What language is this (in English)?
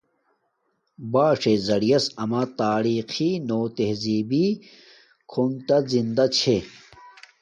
Domaaki